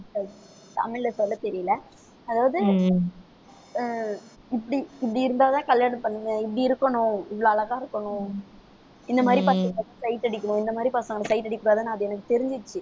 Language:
Tamil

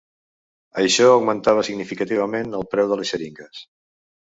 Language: Catalan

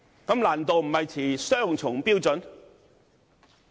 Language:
Cantonese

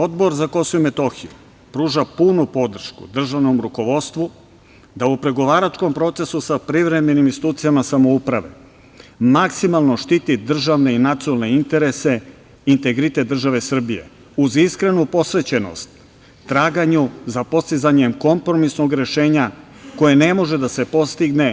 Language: Serbian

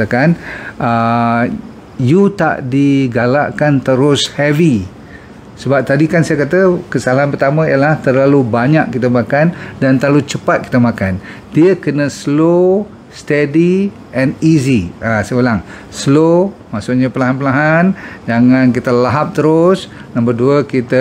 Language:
Malay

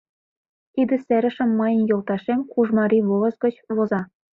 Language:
Mari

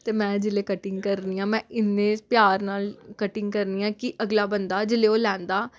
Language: Dogri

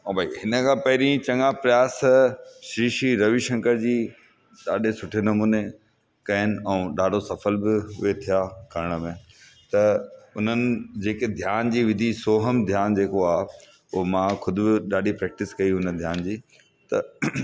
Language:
Sindhi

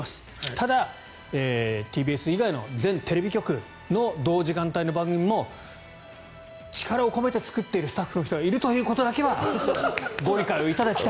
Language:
Japanese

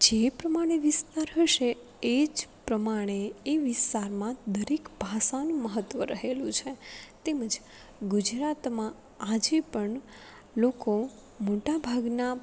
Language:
Gujarati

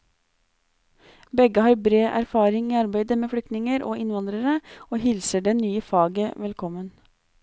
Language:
Norwegian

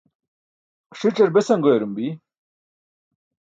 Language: Burushaski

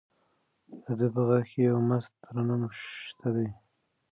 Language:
Pashto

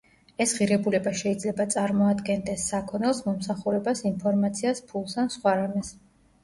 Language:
Georgian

